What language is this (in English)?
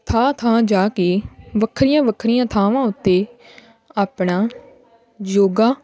Punjabi